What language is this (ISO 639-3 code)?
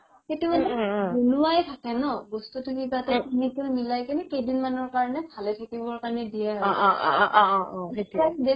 asm